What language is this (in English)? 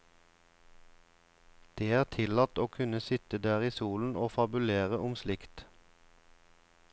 Norwegian